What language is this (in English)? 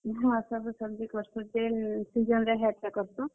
Odia